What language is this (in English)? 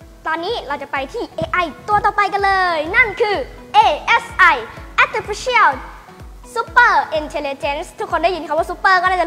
Thai